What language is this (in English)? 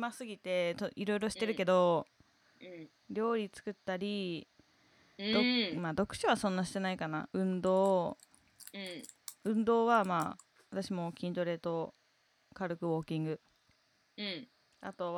Japanese